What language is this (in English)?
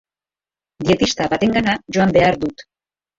Basque